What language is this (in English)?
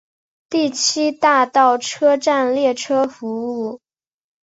Chinese